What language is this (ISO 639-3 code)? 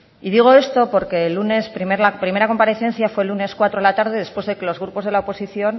spa